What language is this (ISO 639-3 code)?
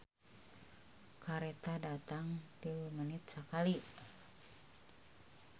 sun